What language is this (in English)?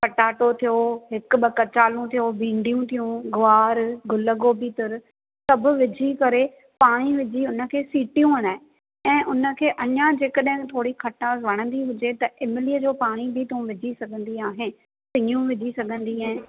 Sindhi